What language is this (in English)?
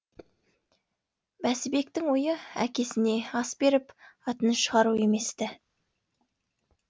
Kazakh